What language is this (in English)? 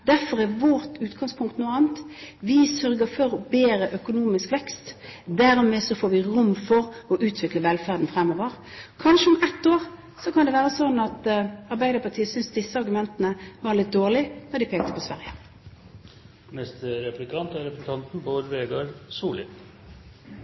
Norwegian